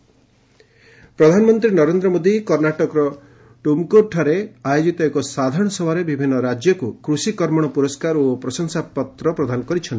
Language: Odia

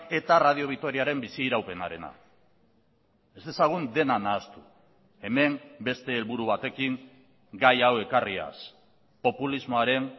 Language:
Basque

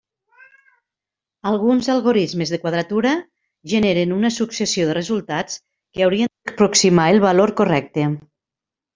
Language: Catalan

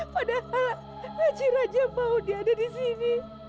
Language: Indonesian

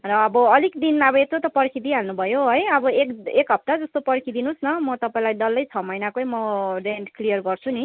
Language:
Nepali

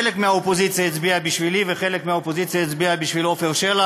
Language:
Hebrew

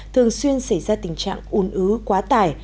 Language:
Vietnamese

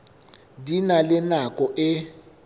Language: Southern Sotho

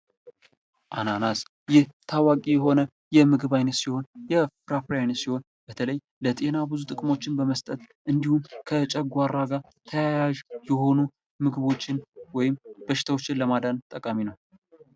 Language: Amharic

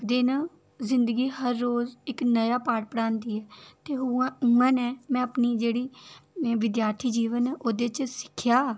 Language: Dogri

